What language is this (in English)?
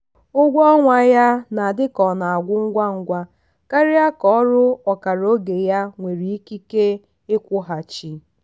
Igbo